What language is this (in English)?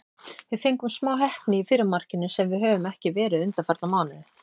Icelandic